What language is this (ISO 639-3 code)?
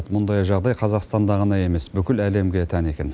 kaz